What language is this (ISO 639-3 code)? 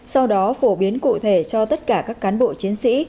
vie